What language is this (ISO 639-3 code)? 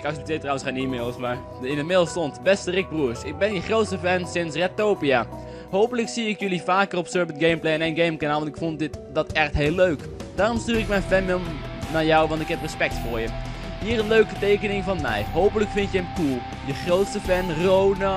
nld